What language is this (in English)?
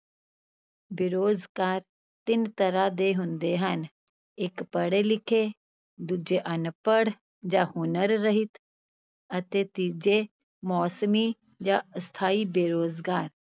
Punjabi